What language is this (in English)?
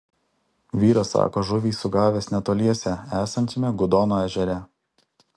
Lithuanian